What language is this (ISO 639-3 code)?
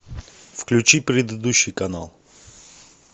rus